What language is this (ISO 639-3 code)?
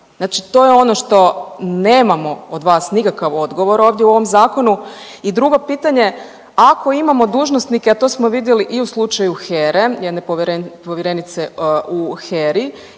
hrv